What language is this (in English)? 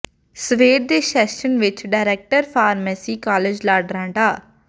Punjabi